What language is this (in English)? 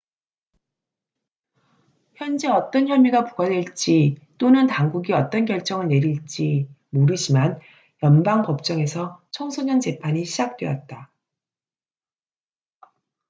Korean